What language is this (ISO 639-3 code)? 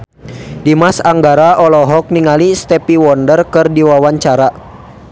sun